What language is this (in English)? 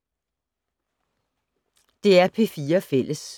Danish